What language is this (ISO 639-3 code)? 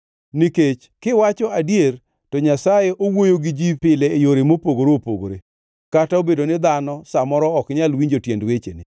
luo